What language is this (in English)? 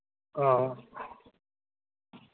Dogri